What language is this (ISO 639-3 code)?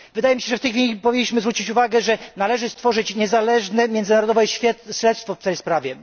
pol